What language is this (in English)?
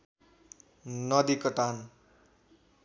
Nepali